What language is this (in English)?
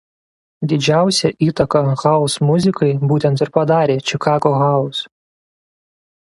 Lithuanian